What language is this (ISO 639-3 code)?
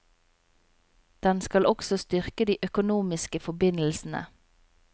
nor